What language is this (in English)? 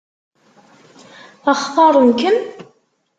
Kabyle